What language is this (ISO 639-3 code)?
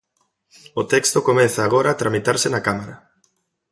glg